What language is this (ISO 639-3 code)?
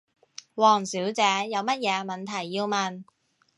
yue